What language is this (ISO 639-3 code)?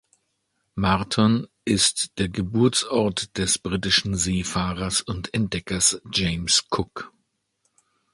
deu